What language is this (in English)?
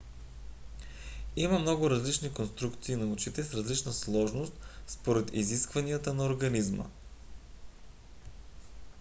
Bulgarian